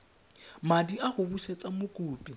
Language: Tswana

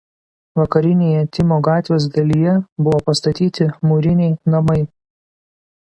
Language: Lithuanian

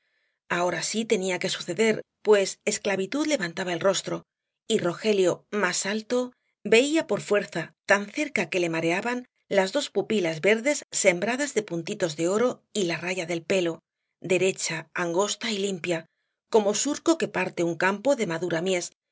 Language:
Spanish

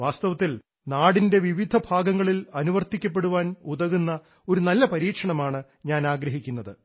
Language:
Malayalam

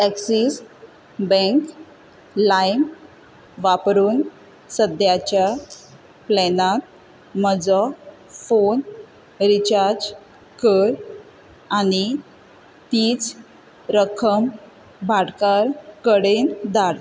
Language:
Konkani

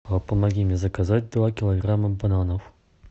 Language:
Russian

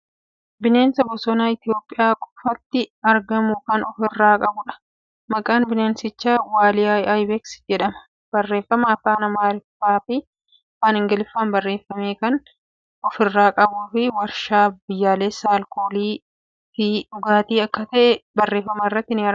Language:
Oromo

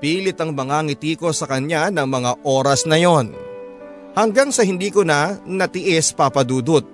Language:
Filipino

